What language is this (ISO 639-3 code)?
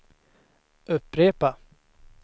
swe